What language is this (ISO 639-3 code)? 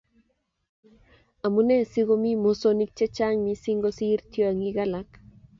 kln